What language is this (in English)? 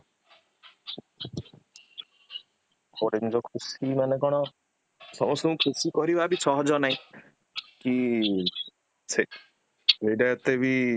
Odia